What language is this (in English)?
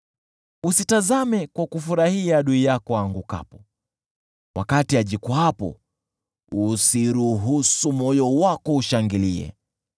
Swahili